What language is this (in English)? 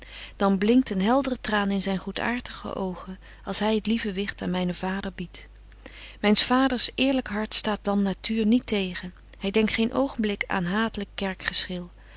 Dutch